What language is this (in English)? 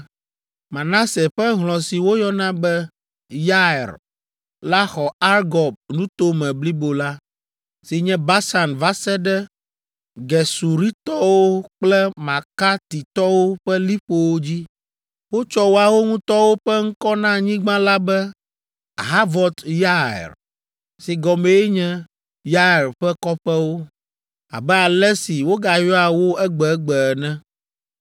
Ewe